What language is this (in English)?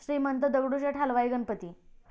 Marathi